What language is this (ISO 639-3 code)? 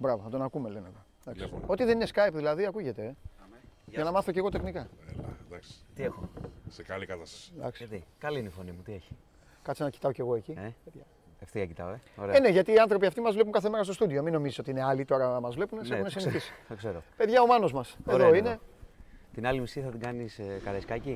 ell